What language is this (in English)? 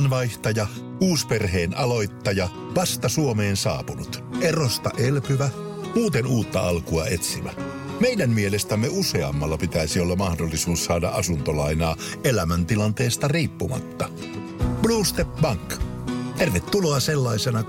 Finnish